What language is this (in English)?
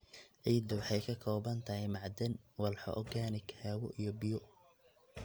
Somali